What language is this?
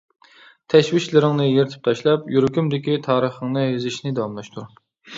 Uyghur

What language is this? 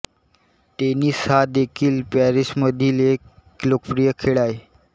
Marathi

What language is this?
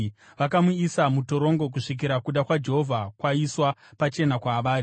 Shona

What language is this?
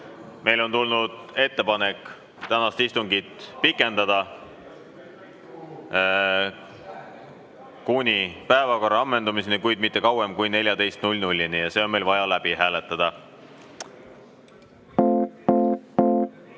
Estonian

